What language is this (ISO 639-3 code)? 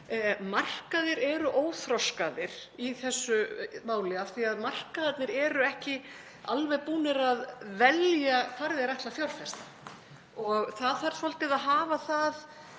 isl